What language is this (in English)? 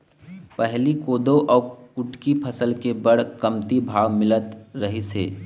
Chhattisgarhi